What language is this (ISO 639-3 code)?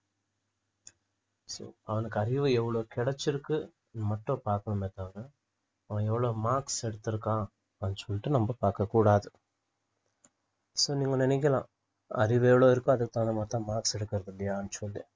tam